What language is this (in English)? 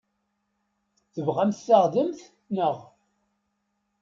Kabyle